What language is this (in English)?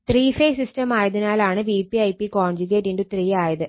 Malayalam